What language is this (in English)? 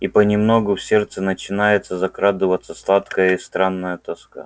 Russian